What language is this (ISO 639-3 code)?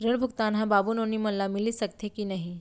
hne